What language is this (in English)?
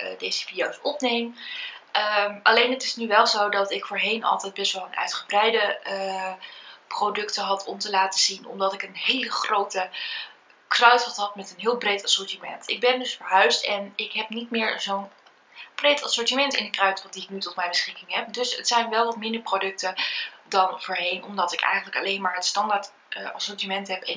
Dutch